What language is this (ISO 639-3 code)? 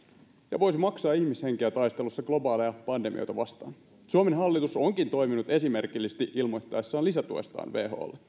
fin